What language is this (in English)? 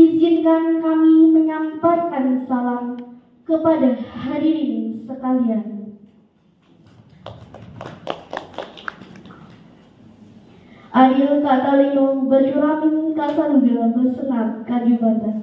Indonesian